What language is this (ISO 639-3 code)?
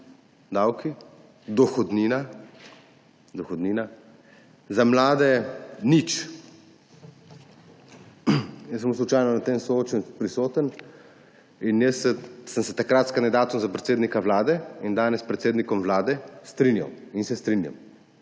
slv